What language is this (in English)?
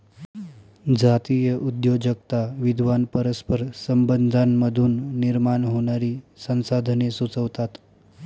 Marathi